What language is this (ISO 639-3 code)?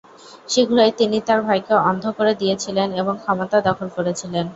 ben